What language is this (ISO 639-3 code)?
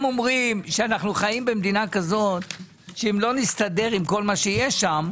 heb